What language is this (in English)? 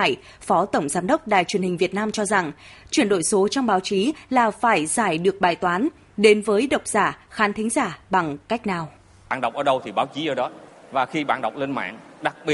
Vietnamese